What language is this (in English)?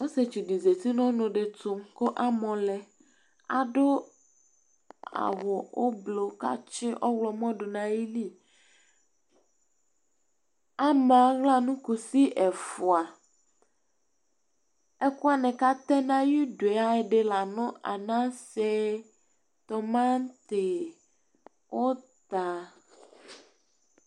Ikposo